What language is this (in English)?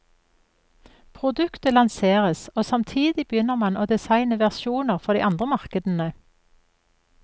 Norwegian